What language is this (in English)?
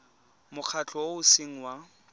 Tswana